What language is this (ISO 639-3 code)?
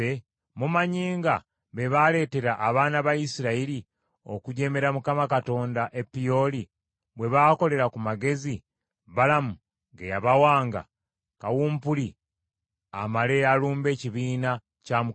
lug